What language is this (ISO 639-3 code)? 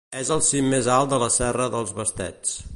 cat